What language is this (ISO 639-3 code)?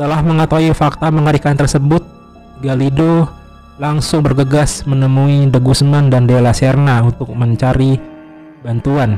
ind